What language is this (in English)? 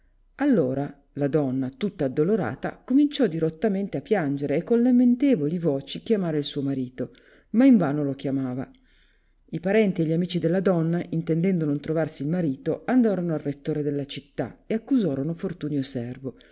Italian